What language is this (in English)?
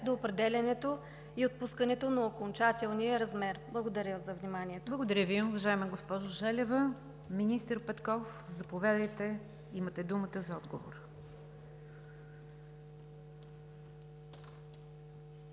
Bulgarian